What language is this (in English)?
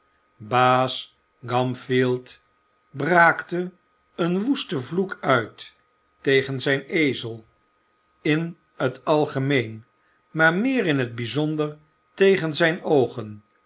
Dutch